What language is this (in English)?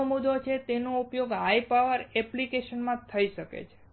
Gujarati